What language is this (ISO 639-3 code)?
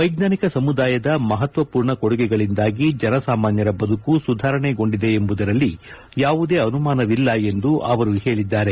kan